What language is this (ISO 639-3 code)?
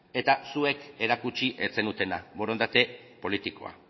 eus